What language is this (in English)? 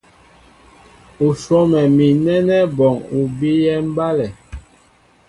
Mbo (Cameroon)